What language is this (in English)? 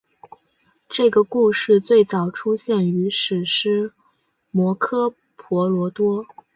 Chinese